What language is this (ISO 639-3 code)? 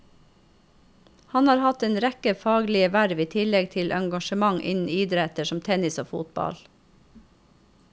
nor